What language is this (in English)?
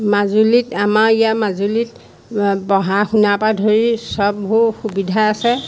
Assamese